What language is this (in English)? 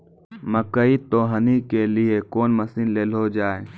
Maithili